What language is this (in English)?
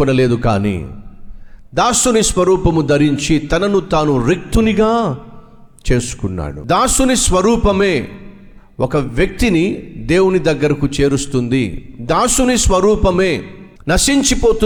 Telugu